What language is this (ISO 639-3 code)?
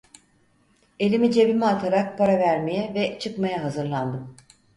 tur